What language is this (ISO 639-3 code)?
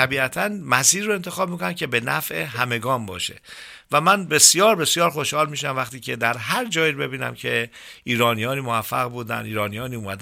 fas